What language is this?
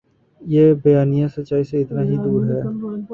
Urdu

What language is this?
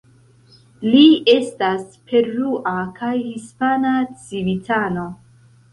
Esperanto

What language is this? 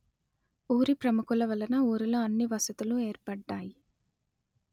Telugu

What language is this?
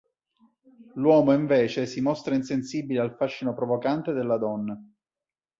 Italian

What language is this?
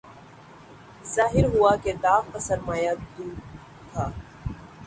Urdu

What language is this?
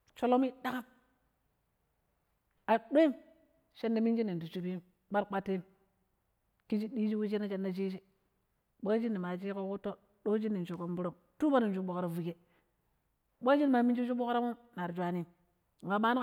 Pero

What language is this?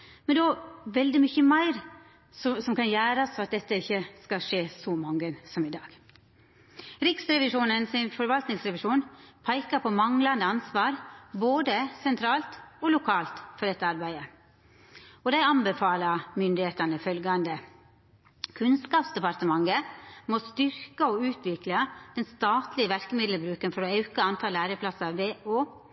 Norwegian Nynorsk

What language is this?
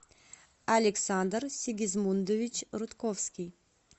Russian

